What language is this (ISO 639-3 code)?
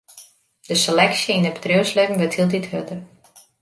fry